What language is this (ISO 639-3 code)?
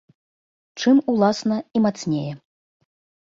bel